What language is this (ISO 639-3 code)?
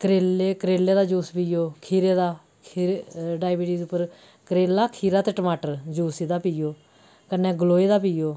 doi